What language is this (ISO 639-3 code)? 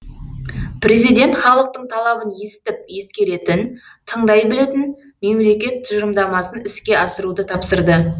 kaz